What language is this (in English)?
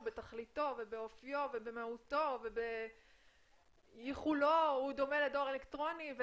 Hebrew